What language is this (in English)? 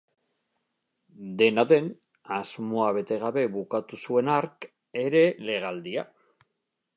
Basque